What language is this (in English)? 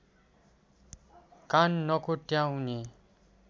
Nepali